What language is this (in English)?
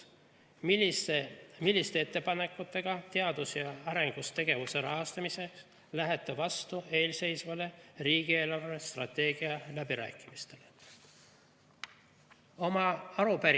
Estonian